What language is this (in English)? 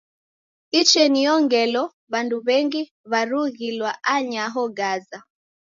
Taita